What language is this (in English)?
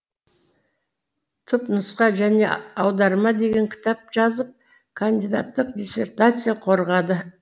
Kazakh